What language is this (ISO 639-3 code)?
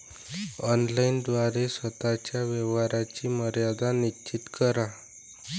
mar